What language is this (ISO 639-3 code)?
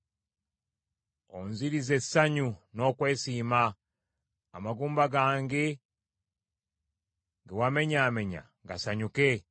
lug